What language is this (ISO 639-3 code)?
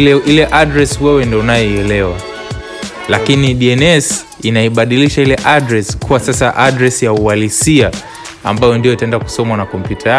swa